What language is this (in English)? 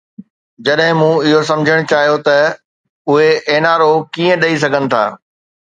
Sindhi